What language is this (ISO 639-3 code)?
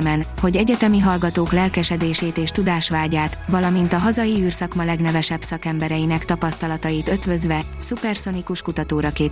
hun